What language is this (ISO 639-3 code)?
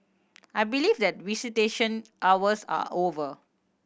eng